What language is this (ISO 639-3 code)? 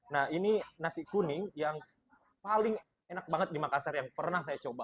ind